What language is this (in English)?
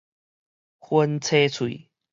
Min Nan Chinese